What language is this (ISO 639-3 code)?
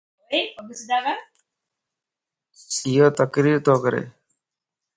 lss